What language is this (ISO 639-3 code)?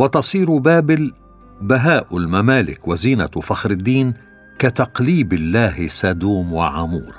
ara